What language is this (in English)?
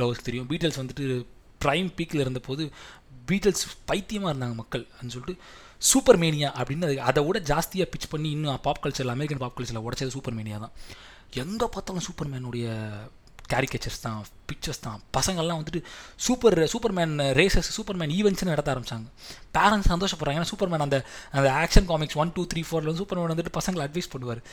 Tamil